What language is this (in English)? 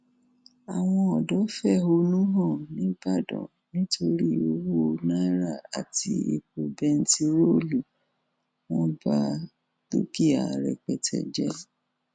Yoruba